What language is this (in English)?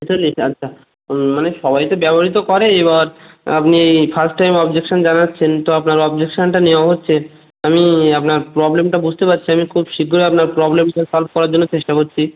Bangla